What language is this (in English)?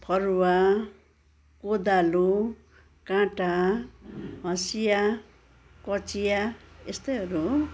Nepali